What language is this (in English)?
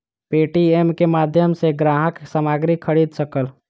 Maithili